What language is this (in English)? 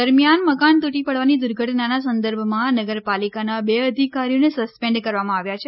Gujarati